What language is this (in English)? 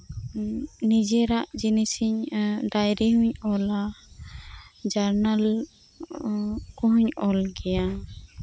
Santali